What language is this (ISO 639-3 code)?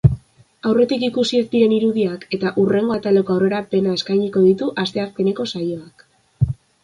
eus